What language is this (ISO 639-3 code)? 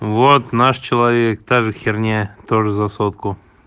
rus